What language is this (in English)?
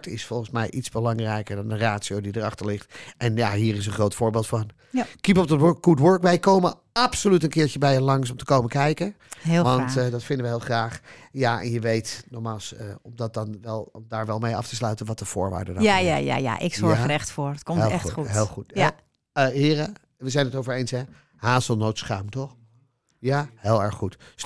Dutch